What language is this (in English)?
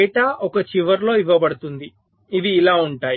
Telugu